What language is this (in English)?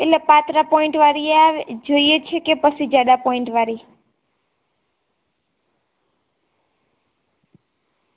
Gujarati